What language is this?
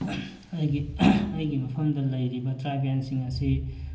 Manipuri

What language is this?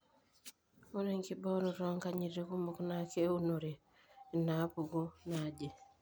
Masai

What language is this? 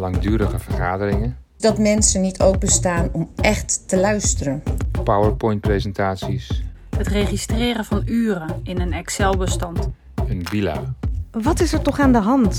Dutch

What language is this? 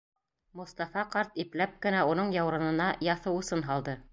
Bashkir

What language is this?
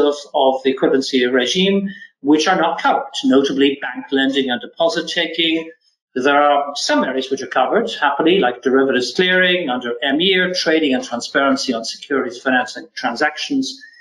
English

